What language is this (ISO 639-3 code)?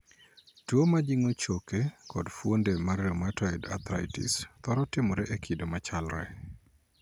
luo